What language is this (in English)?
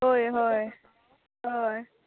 Konkani